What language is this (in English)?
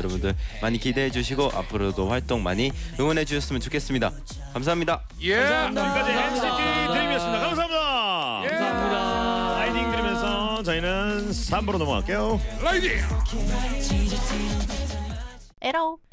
Korean